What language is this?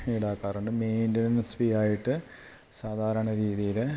Malayalam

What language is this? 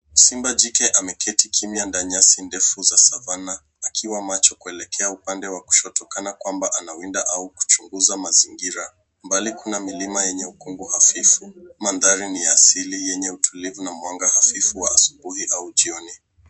Swahili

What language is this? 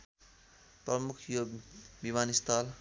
Nepali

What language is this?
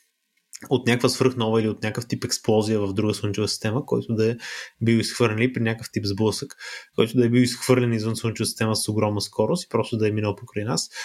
Bulgarian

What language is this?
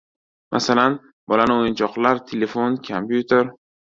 Uzbek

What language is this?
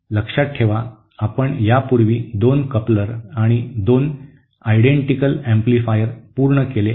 Marathi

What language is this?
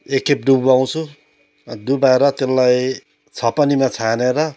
Nepali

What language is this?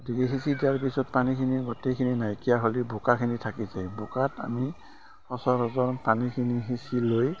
Assamese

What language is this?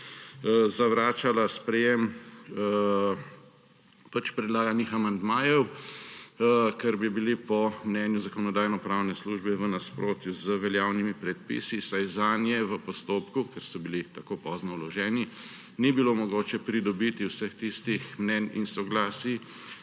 Slovenian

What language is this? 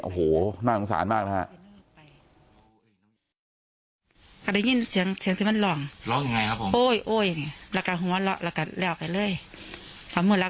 Thai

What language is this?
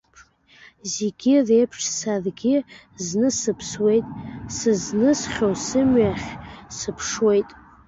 Abkhazian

